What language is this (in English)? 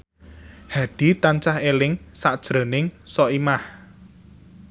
Javanese